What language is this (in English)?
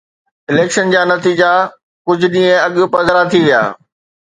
Sindhi